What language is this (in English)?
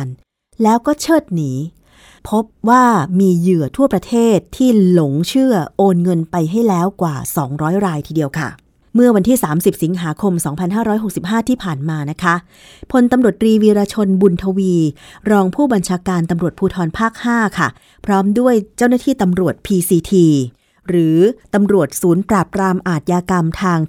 Thai